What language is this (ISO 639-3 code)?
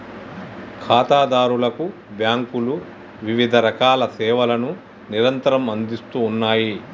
tel